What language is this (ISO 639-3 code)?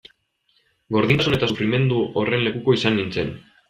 eus